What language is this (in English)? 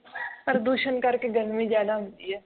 Punjabi